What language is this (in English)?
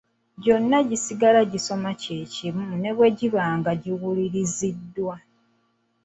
Ganda